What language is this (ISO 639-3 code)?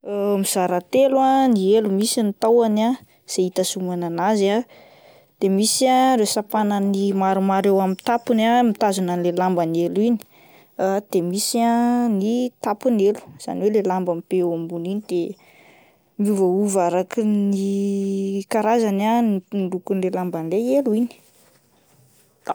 mlg